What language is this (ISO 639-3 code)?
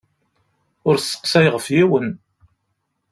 kab